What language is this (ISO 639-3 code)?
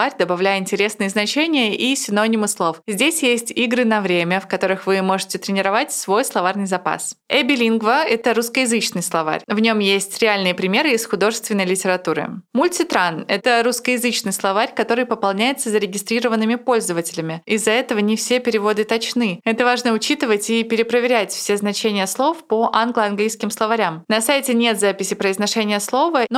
rus